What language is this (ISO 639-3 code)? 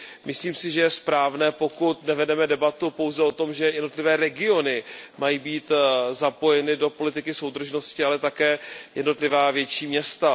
ces